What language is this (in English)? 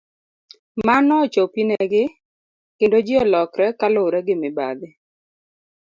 Luo (Kenya and Tanzania)